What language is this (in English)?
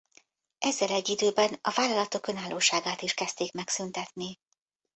Hungarian